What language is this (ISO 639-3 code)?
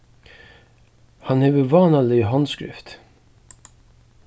fao